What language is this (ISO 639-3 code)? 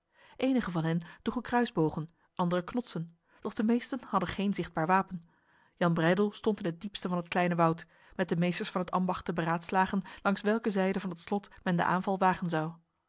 nld